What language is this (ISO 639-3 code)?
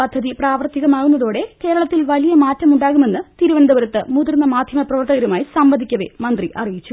mal